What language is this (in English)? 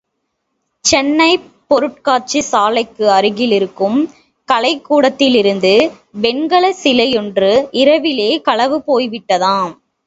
Tamil